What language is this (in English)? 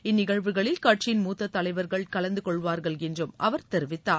Tamil